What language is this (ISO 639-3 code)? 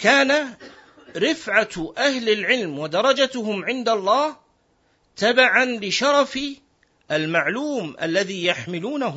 ara